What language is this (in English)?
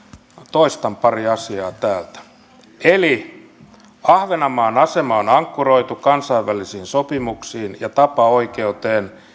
Finnish